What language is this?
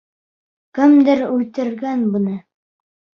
Bashkir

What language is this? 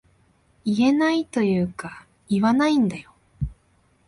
Japanese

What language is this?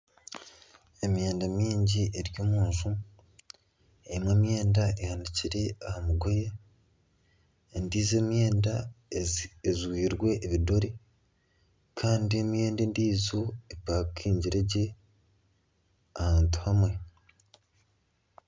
Nyankole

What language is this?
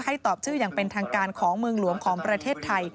Thai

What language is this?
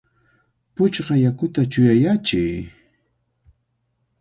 Cajatambo North Lima Quechua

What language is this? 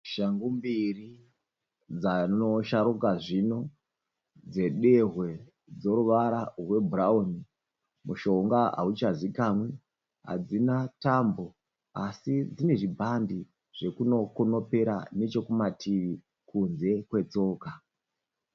Shona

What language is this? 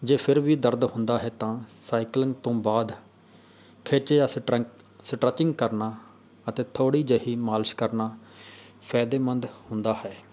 Punjabi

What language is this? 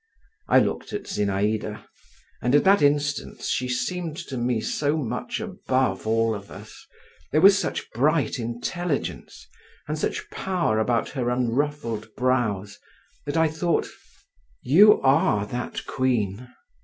English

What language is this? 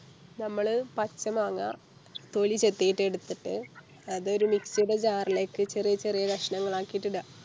Malayalam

